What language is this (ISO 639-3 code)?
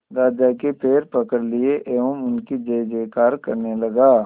hin